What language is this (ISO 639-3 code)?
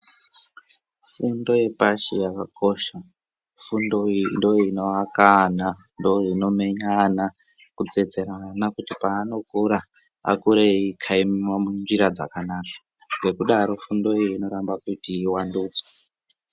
ndc